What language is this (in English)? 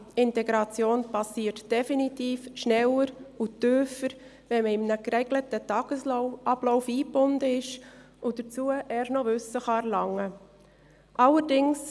Swiss German